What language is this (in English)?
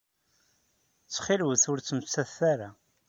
Kabyle